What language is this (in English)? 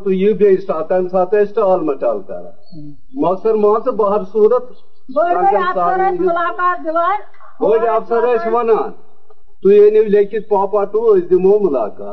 Urdu